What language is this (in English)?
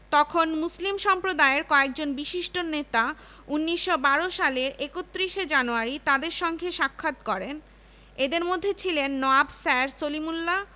Bangla